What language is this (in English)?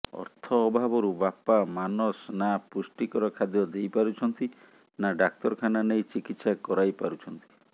Odia